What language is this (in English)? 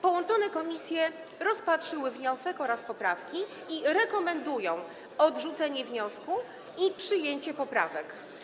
Polish